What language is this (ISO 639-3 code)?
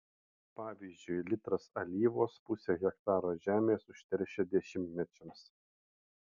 lit